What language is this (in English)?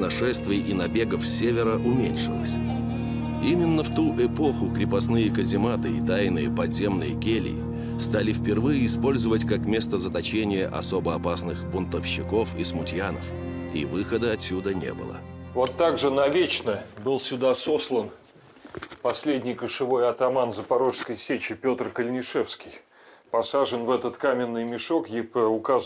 Russian